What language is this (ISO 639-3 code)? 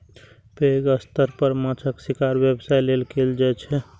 mai